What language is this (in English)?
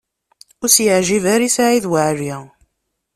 Kabyle